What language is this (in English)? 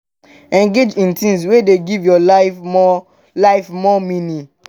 Nigerian Pidgin